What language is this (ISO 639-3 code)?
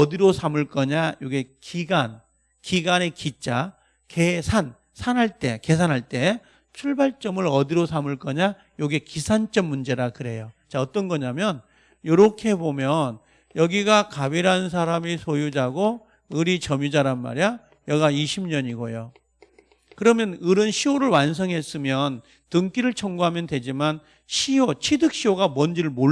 kor